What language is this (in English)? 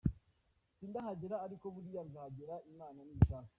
Kinyarwanda